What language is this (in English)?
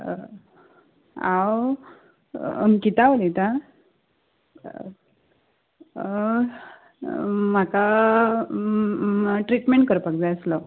Konkani